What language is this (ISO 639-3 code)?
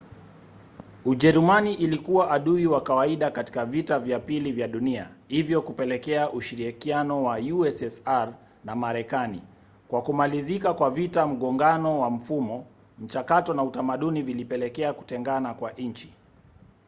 swa